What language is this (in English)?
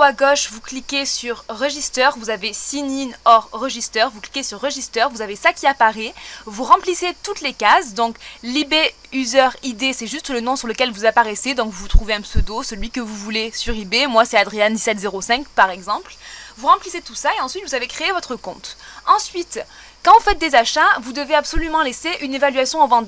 French